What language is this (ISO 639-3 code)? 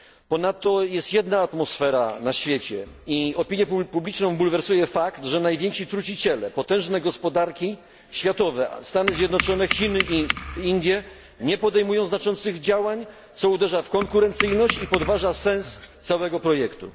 pol